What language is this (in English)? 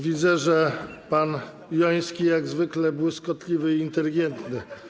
Polish